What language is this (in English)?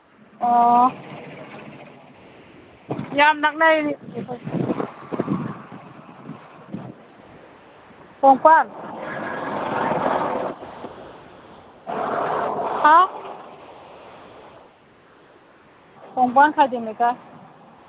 Manipuri